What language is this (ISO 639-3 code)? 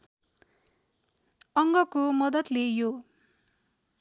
nep